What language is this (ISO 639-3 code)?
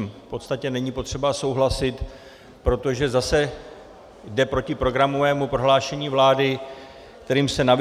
ces